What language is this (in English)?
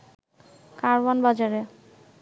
Bangla